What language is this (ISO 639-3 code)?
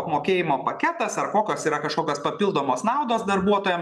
lit